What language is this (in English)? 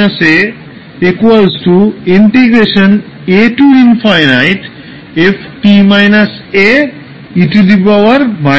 Bangla